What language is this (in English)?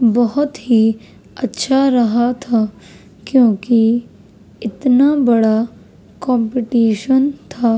Urdu